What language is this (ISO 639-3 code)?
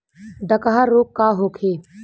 bho